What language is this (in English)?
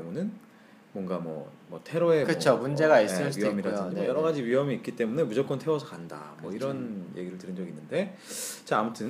Korean